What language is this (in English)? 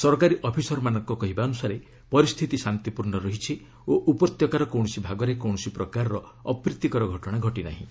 Odia